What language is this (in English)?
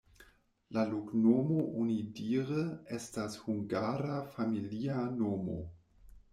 Esperanto